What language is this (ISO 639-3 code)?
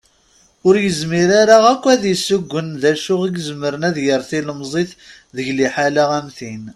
kab